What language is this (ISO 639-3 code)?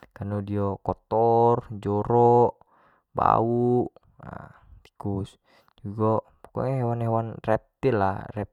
jax